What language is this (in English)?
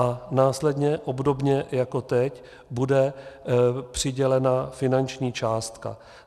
Czech